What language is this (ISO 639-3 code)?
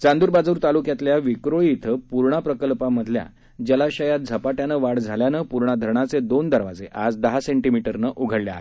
mar